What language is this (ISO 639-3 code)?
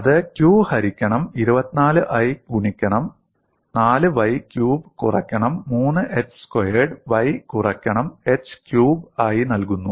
mal